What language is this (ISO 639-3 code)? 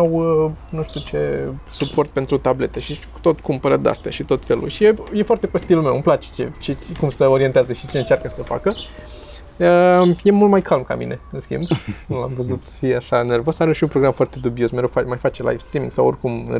ron